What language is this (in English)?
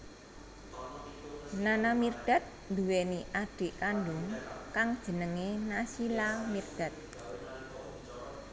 Javanese